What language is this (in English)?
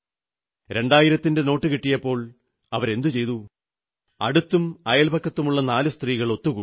Malayalam